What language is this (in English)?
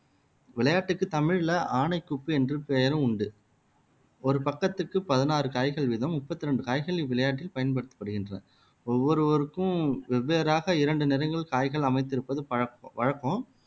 Tamil